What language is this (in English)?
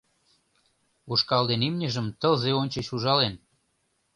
Mari